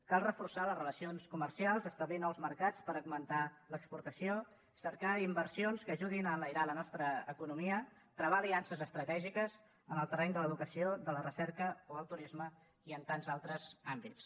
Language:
Catalan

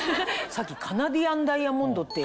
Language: Japanese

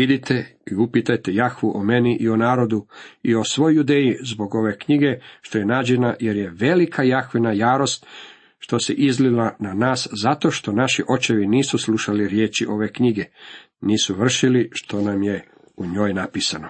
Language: Croatian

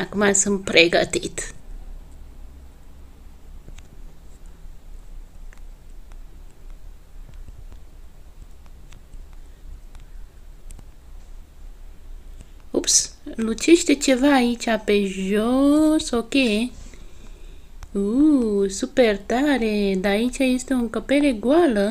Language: Romanian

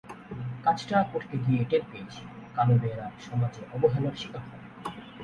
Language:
Bangla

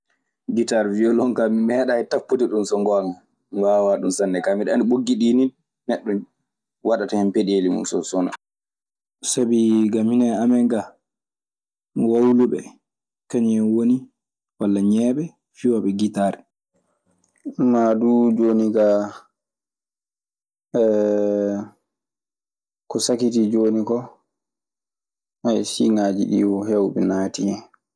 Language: Maasina Fulfulde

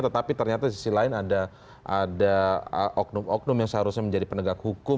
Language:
Indonesian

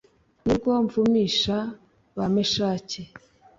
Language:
Kinyarwanda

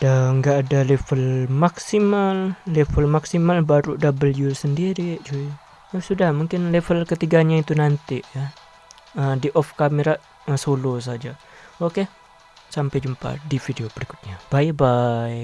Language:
Indonesian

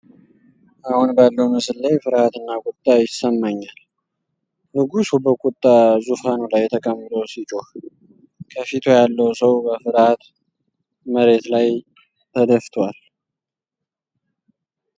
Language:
Amharic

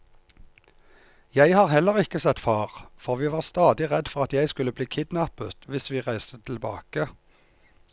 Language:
Norwegian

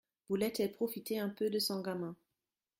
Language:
French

